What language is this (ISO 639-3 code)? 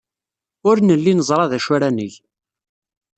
kab